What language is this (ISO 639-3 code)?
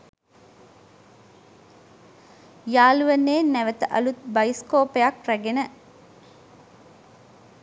sin